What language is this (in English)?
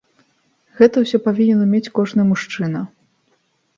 Belarusian